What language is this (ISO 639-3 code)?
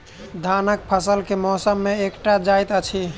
mai